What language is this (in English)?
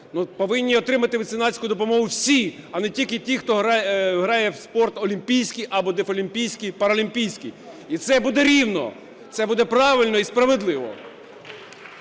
Ukrainian